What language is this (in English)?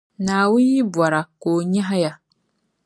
Dagbani